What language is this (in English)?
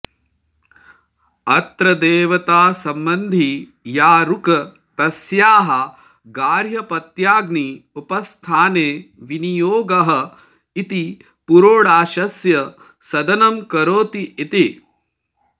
Sanskrit